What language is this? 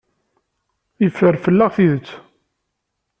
Kabyle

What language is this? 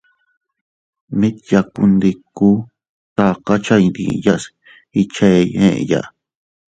Teutila Cuicatec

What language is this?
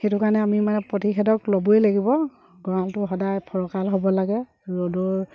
Assamese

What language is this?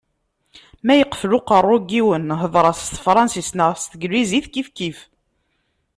Kabyle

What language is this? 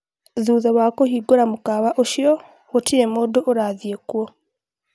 Kikuyu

